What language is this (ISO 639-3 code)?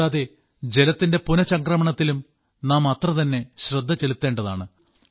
mal